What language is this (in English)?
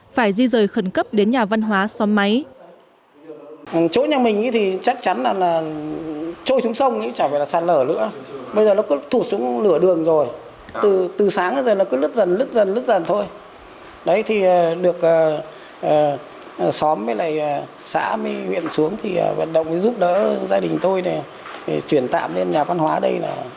Vietnamese